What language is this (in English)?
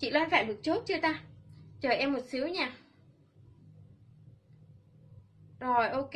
Vietnamese